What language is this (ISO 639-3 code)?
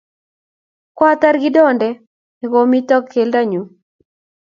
kln